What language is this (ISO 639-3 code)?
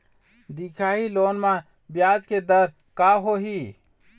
hne